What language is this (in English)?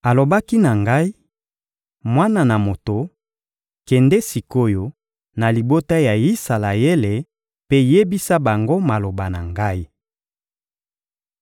Lingala